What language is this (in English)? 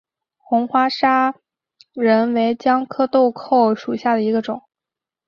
Chinese